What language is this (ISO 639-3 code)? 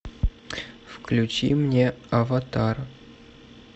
rus